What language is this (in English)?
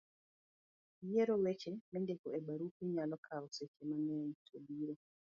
Luo (Kenya and Tanzania)